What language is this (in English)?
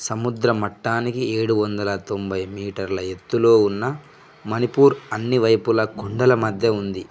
Telugu